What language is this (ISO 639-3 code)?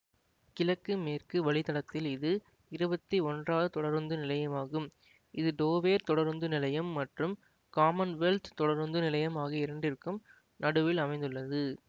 tam